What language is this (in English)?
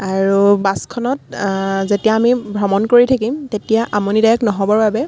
Assamese